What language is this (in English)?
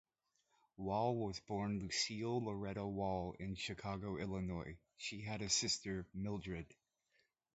English